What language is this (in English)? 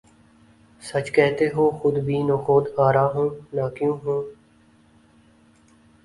Urdu